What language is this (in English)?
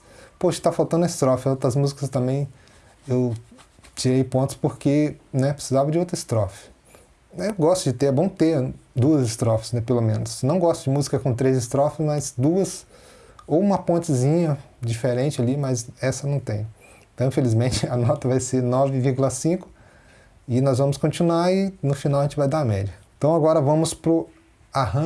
Portuguese